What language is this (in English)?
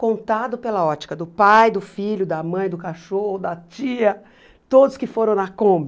Portuguese